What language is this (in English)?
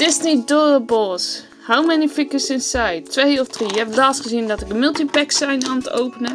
Dutch